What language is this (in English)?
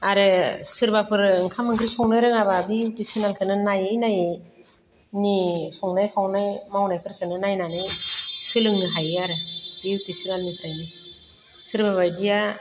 Bodo